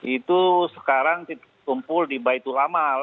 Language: Indonesian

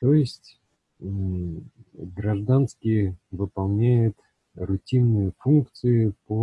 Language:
Russian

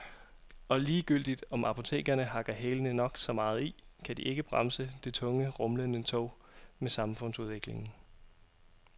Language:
Danish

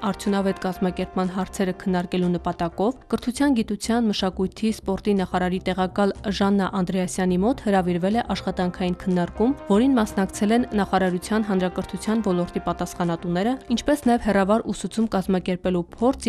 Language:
Romanian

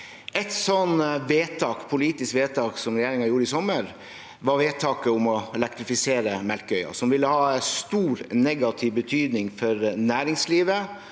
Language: Norwegian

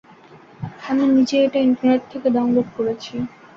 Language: Bangla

